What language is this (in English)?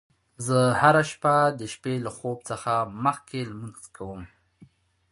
Pashto